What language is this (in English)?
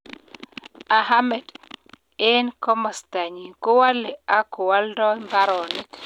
Kalenjin